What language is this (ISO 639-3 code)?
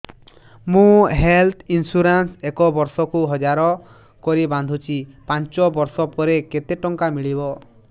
ori